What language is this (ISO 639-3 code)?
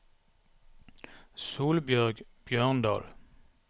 nor